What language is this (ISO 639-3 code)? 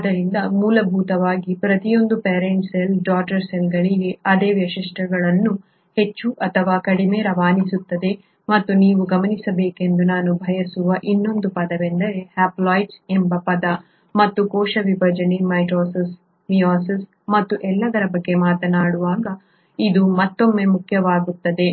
kan